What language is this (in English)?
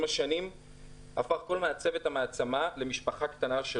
Hebrew